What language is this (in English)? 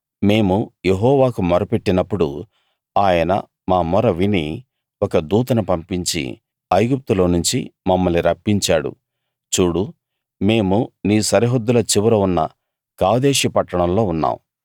Telugu